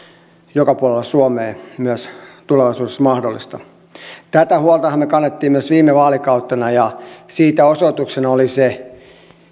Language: Finnish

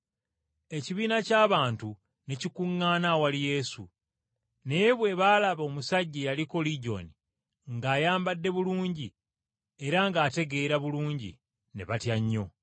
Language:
Ganda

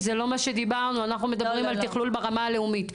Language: Hebrew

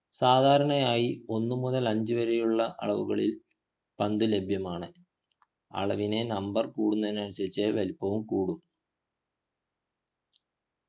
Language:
Malayalam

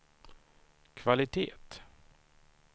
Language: Swedish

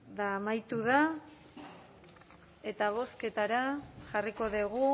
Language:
Basque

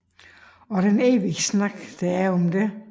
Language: Danish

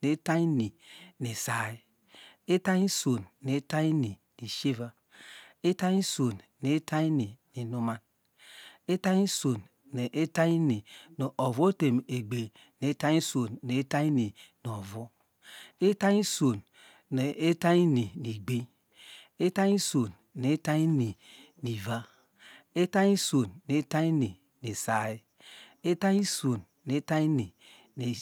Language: Degema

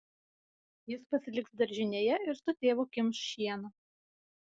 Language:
Lithuanian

